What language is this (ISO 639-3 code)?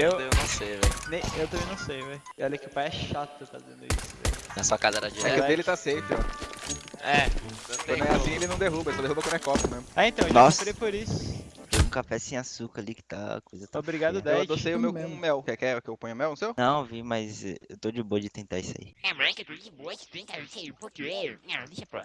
por